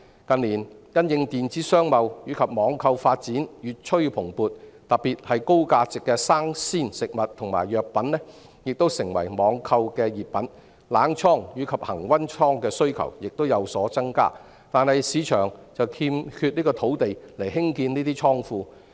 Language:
Cantonese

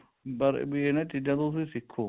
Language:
Punjabi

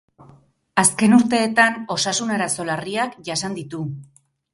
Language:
Basque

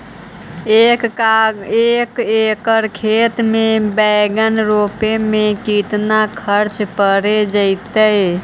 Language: Magahi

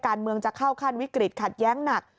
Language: Thai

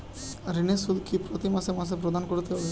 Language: Bangla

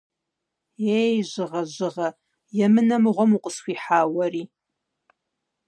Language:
Kabardian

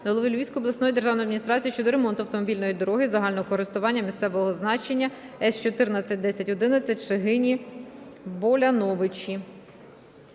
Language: Ukrainian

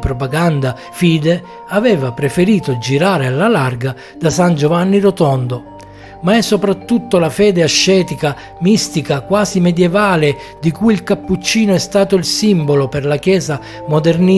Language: Italian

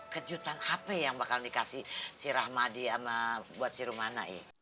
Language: Indonesian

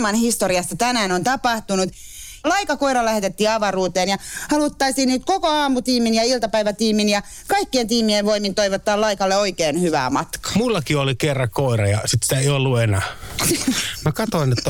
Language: Finnish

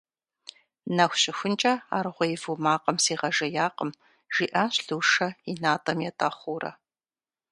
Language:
Kabardian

